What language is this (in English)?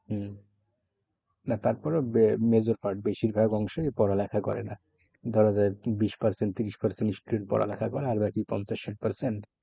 Bangla